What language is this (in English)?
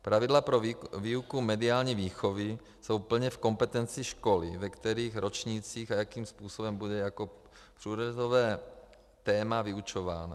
Czech